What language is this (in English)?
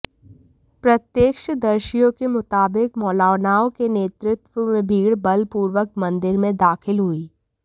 Hindi